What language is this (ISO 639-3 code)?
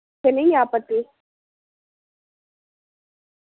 doi